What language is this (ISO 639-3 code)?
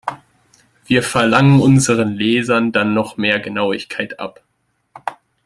deu